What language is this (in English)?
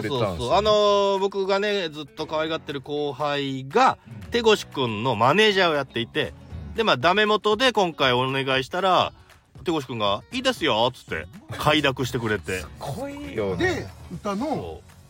Japanese